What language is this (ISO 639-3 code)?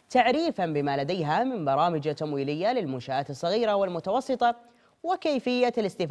ara